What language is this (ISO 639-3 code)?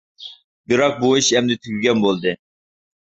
uig